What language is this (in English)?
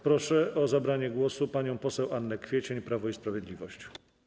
Polish